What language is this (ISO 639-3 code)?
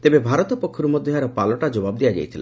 ori